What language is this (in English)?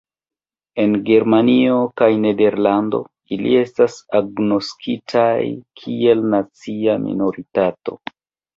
Esperanto